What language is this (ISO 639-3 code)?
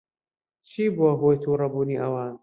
ckb